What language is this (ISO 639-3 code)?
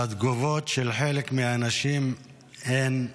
heb